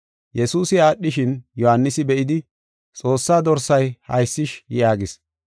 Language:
Gofa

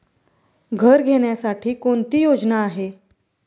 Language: Marathi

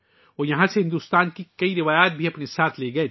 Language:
Urdu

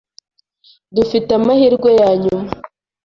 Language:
Kinyarwanda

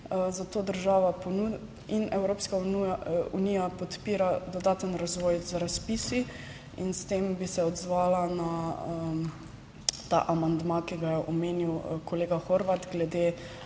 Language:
Slovenian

